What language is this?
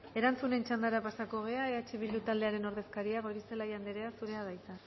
Basque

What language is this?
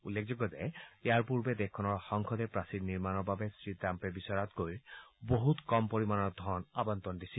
Assamese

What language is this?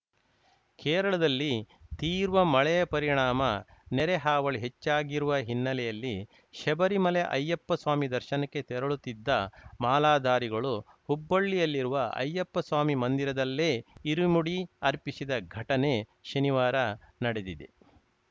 Kannada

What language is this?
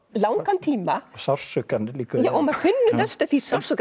Icelandic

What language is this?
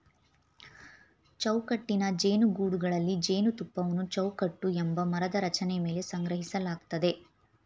Kannada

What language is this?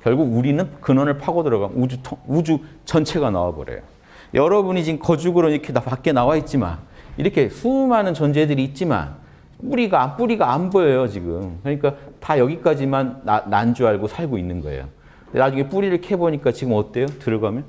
Korean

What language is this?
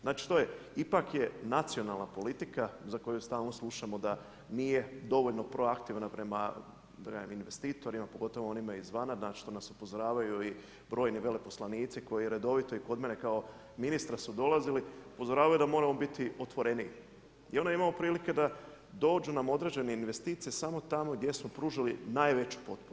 Croatian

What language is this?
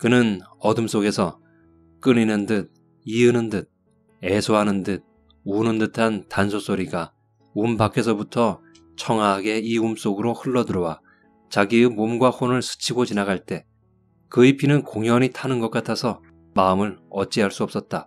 Korean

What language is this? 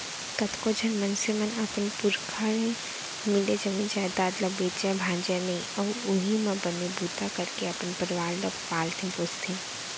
Chhattisgarhi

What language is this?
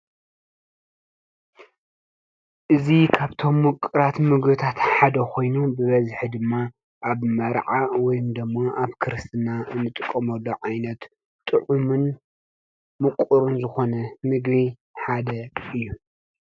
Tigrinya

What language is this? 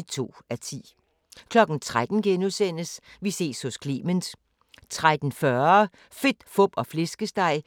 Danish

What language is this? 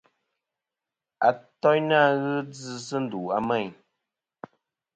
Kom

